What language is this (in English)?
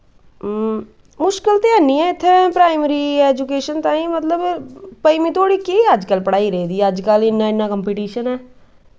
Dogri